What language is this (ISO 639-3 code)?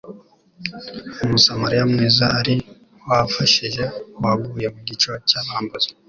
kin